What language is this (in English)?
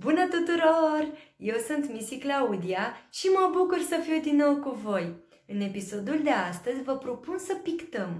Romanian